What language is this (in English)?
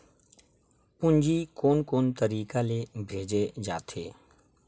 Chhattisgarhi